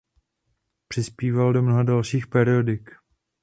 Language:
Czech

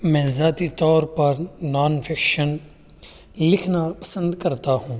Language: Urdu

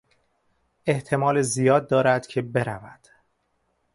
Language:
Persian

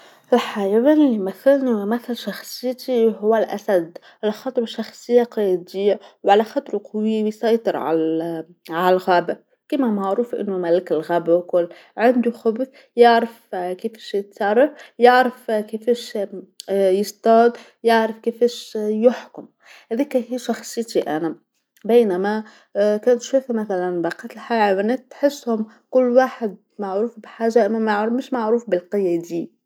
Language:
Tunisian Arabic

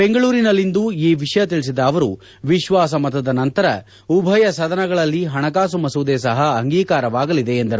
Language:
Kannada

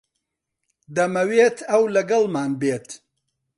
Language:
Central Kurdish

